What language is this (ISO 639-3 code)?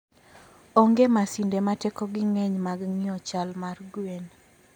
luo